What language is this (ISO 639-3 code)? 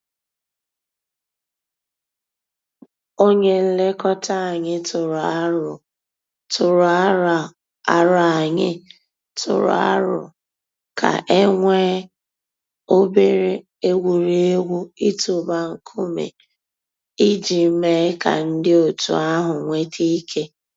ibo